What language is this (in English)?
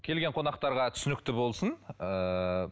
Kazakh